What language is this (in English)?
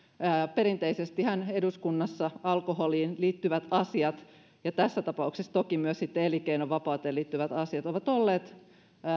Finnish